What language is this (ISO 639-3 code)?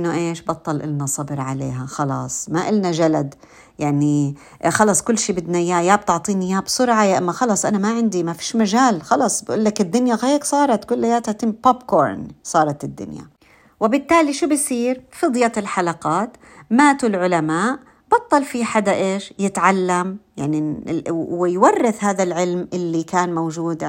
ara